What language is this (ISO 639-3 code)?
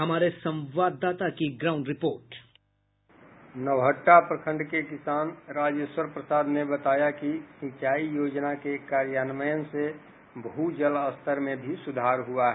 hin